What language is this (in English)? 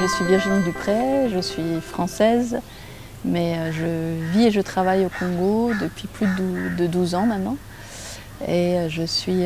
French